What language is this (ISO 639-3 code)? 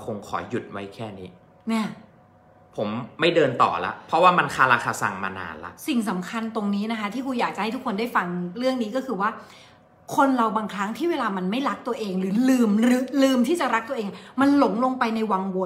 tha